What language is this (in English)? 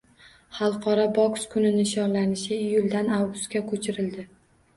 Uzbek